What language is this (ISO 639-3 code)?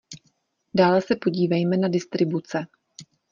ces